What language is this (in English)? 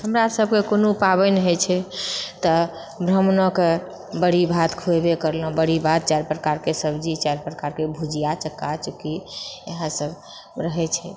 Maithili